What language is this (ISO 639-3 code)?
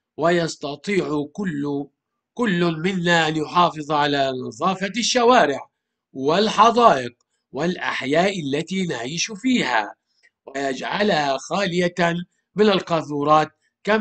ara